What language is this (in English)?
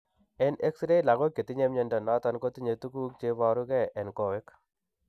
Kalenjin